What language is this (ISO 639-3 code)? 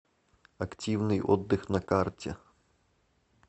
rus